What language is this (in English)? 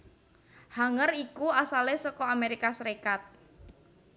Javanese